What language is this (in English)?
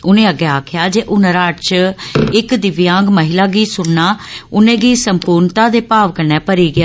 Dogri